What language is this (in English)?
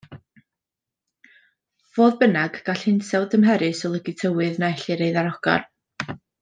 Welsh